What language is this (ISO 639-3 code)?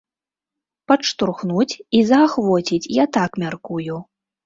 bel